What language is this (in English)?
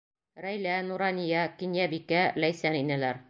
Bashkir